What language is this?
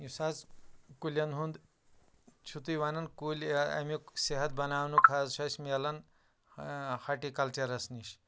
Kashmiri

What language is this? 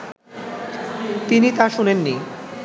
Bangla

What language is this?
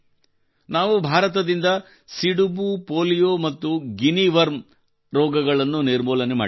Kannada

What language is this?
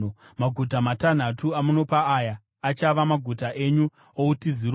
Shona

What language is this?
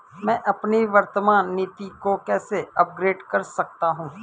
Hindi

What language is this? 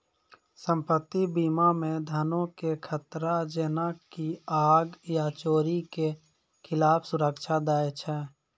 Maithili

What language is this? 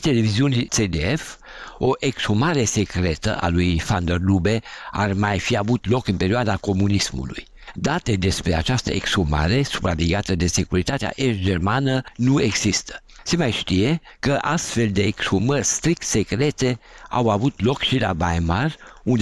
Romanian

